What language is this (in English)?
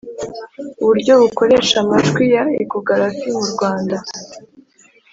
Kinyarwanda